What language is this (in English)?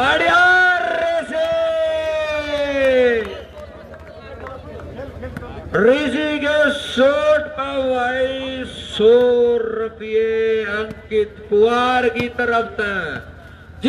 Hindi